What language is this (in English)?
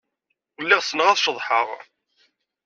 Kabyle